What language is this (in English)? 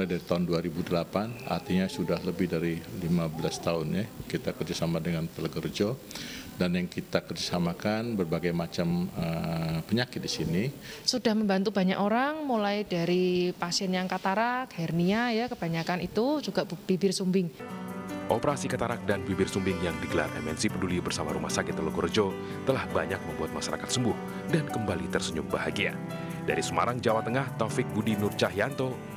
Indonesian